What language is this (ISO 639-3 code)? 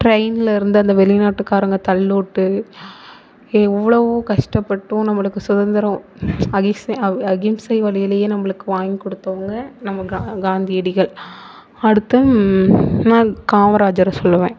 tam